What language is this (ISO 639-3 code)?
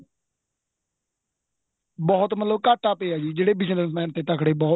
pan